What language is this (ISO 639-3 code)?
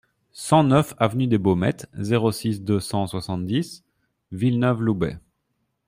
fra